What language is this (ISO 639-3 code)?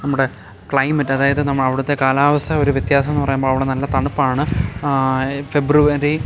mal